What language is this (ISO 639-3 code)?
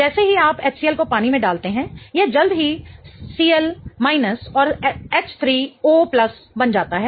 hin